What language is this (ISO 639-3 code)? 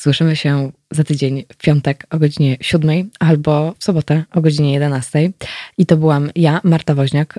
pol